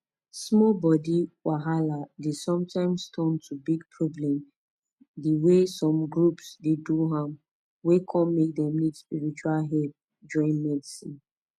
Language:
Nigerian Pidgin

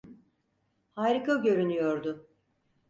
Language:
Turkish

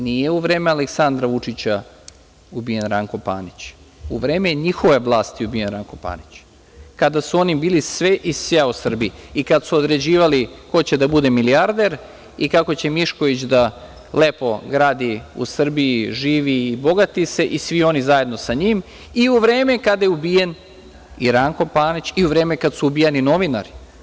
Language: Serbian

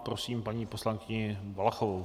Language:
Czech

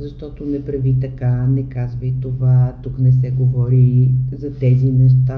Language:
Bulgarian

